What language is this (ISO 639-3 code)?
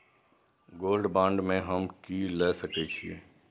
mai